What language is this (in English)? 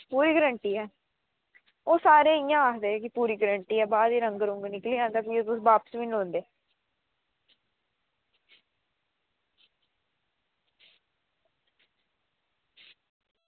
Dogri